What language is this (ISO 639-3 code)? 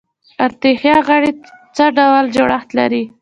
pus